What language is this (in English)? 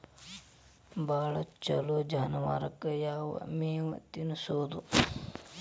Kannada